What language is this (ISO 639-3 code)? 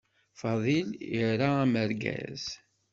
kab